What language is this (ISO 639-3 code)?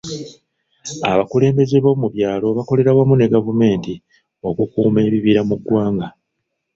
lug